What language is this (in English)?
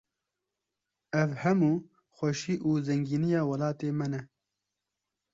Kurdish